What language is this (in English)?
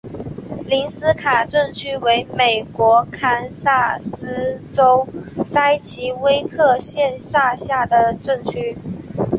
Chinese